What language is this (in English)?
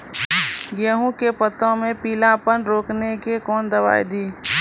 Maithili